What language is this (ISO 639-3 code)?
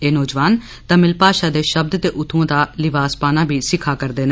doi